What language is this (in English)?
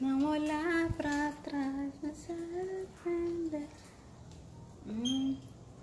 Portuguese